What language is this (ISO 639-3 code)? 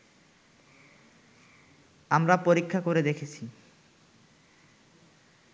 ben